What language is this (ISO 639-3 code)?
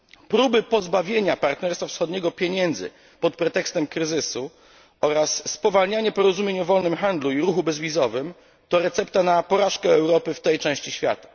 pol